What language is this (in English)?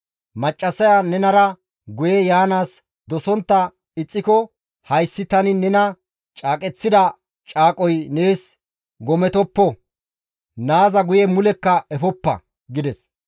Gamo